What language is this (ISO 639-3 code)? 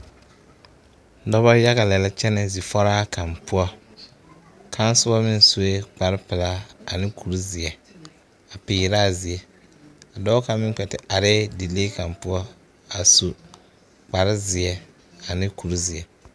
dga